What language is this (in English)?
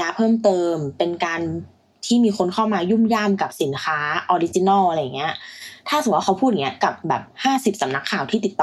Thai